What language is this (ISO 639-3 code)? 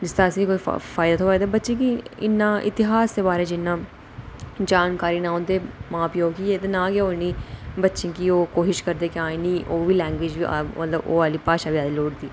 doi